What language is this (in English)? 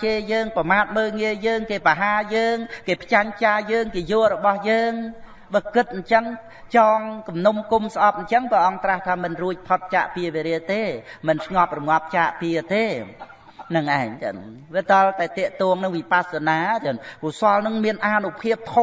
Vietnamese